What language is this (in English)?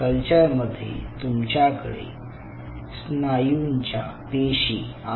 Marathi